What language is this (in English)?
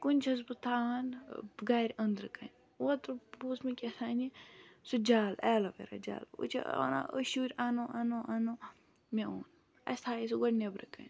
Kashmiri